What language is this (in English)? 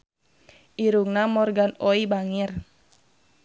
Sundanese